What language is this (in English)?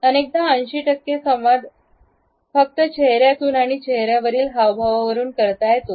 Marathi